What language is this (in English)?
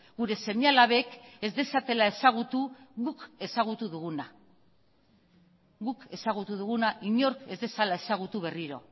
Basque